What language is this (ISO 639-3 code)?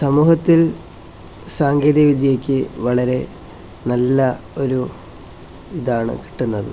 mal